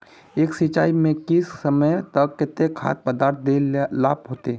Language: Magahi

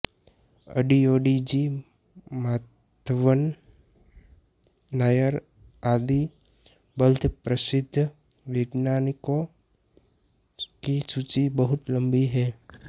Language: Hindi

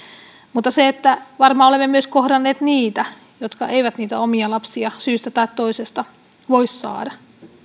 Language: Finnish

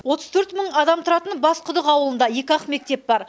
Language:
Kazakh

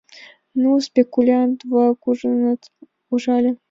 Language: Mari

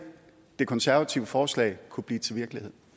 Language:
Danish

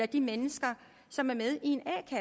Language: Danish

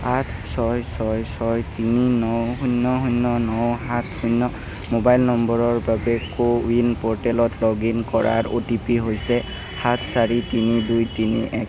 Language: Assamese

